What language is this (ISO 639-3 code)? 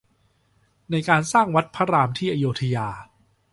tha